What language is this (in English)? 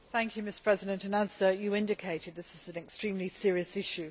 English